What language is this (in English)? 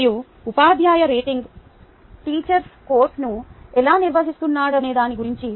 Telugu